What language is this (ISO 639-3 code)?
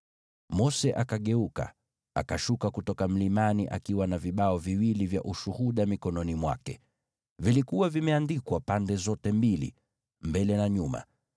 swa